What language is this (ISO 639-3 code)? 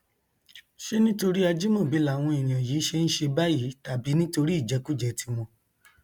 yor